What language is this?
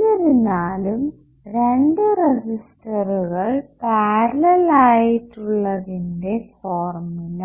Malayalam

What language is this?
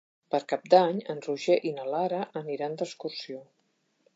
Catalan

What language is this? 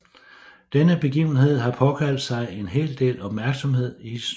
Danish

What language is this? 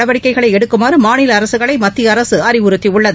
Tamil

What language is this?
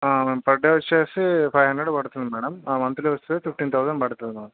Telugu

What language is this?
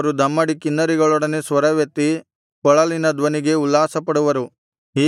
Kannada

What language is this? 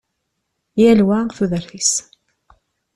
Kabyle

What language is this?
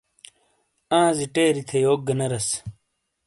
Shina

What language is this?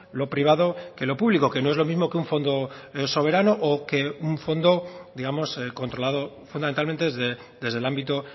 Spanish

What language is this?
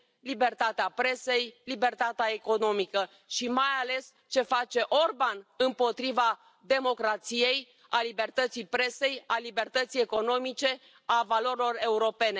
Romanian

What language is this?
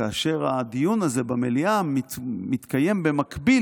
Hebrew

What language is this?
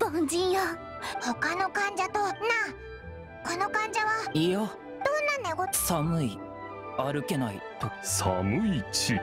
Japanese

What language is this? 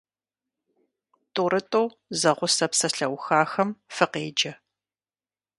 Kabardian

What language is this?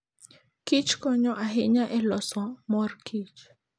Luo (Kenya and Tanzania)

